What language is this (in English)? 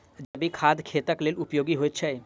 Maithili